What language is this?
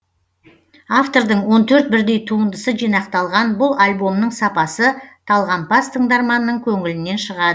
Kazakh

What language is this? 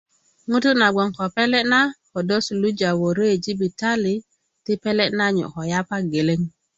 Kuku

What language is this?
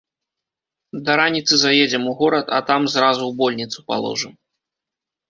Belarusian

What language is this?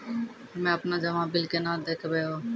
Maithili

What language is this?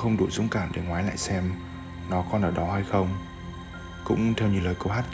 Vietnamese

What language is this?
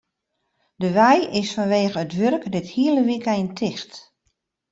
Western Frisian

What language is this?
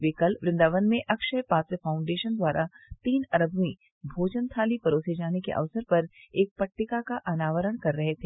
Hindi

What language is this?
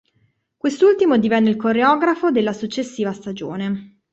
Italian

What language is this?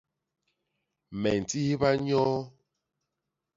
Basaa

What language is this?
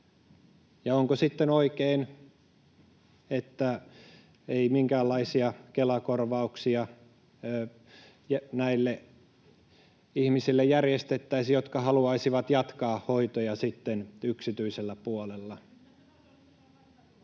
Finnish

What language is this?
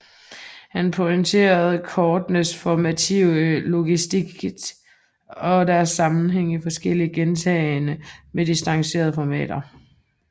Danish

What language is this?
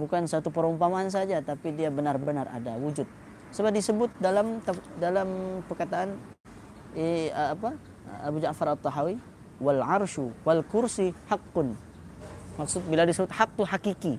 Malay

